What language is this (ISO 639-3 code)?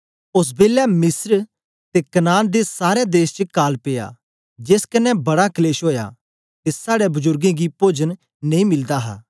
doi